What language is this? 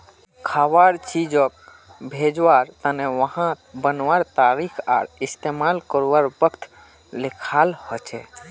Magahi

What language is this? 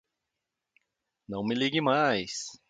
Portuguese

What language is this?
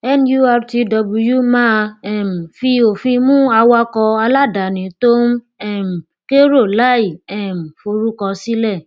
Yoruba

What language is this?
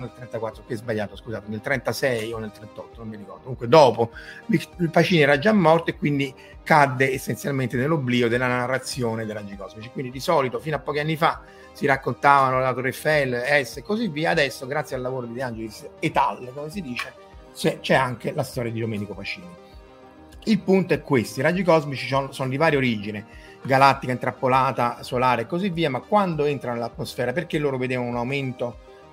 Italian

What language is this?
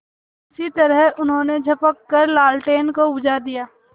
Hindi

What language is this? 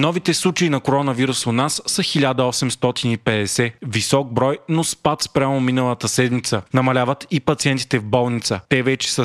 Bulgarian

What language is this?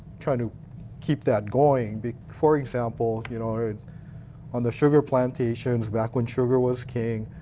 English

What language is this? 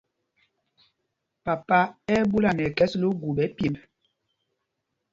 Mpumpong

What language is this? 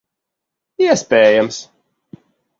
Latvian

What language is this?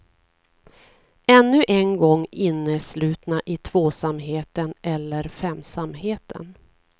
Swedish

